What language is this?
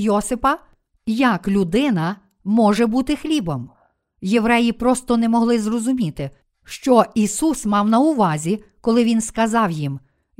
Ukrainian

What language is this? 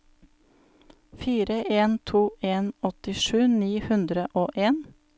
Norwegian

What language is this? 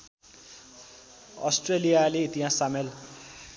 Nepali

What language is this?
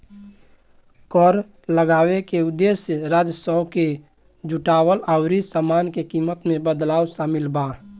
Bhojpuri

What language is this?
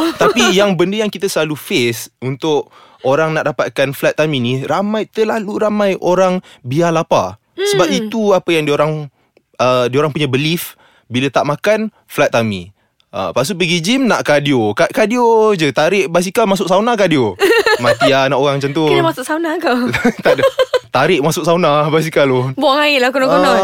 Malay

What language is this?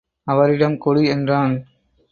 Tamil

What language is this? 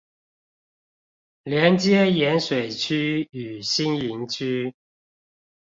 Chinese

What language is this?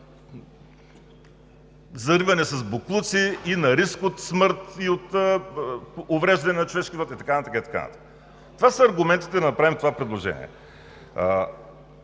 Bulgarian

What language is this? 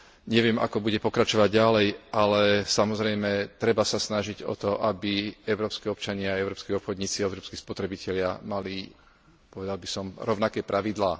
Slovak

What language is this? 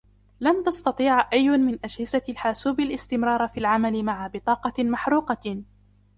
Arabic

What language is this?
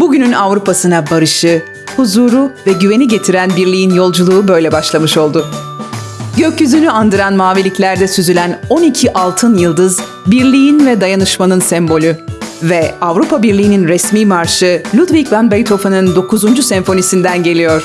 Turkish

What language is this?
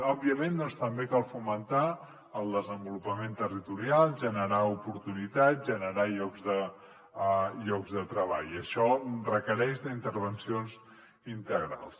Catalan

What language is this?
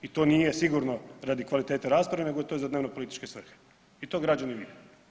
Croatian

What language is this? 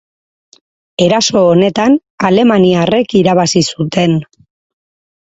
Basque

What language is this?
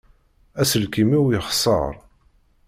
Kabyle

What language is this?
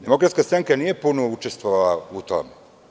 Serbian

